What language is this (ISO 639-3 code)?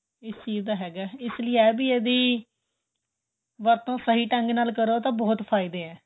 pan